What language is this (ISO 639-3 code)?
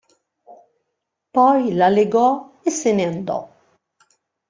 ita